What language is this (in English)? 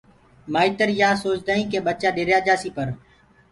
Gurgula